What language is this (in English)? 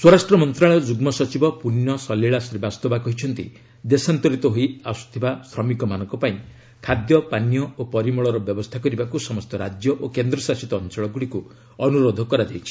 Odia